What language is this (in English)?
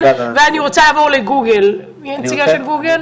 Hebrew